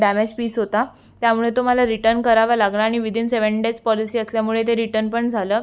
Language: Marathi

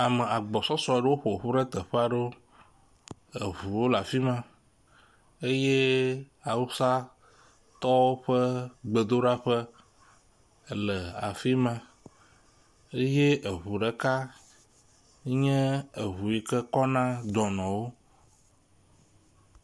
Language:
Ewe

